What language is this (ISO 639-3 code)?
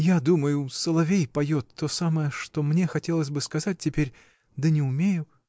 rus